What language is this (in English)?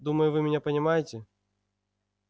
Russian